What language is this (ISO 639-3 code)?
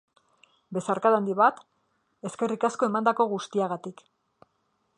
eus